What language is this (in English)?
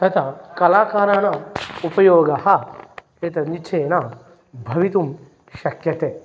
Sanskrit